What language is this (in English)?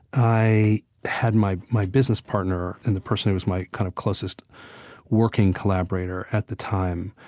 English